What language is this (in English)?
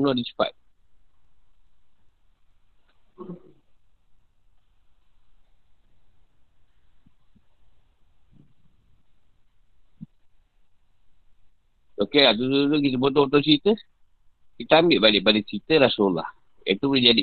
Malay